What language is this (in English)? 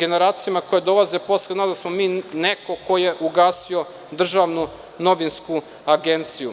Serbian